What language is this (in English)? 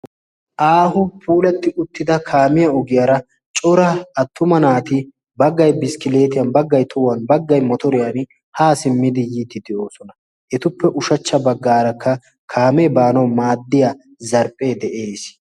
Wolaytta